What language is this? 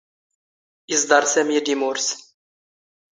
Standard Moroccan Tamazight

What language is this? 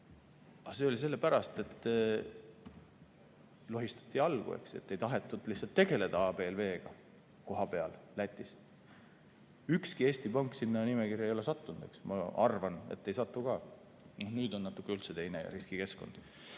Estonian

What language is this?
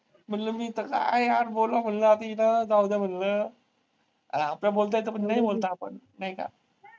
Marathi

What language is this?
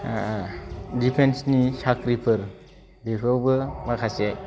Bodo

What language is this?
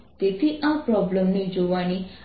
Gujarati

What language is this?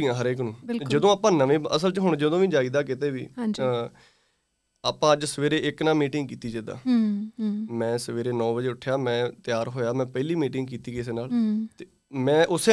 Punjabi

